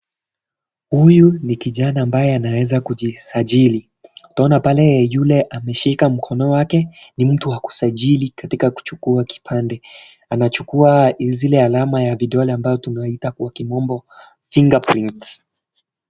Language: Swahili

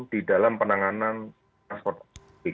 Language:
Indonesian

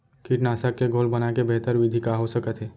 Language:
Chhattisgarhi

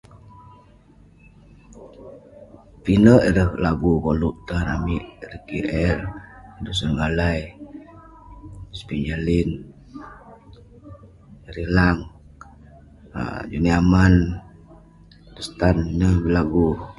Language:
Western Penan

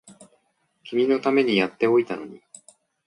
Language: Japanese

